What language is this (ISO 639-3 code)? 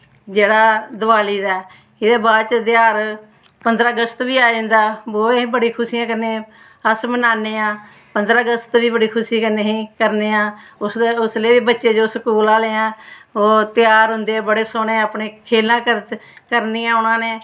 doi